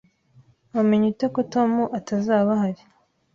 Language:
Kinyarwanda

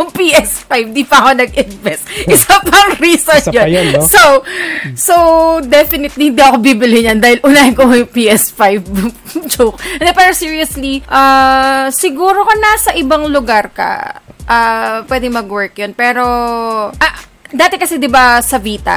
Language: Filipino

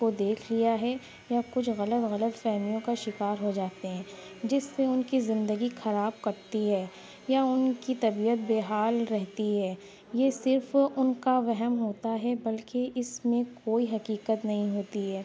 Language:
Urdu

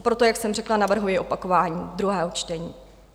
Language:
Czech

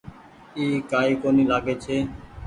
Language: Goaria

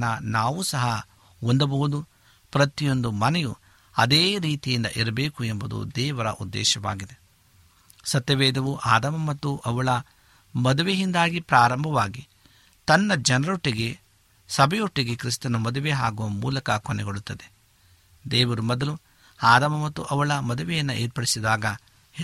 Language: Kannada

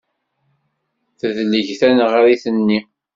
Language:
Kabyle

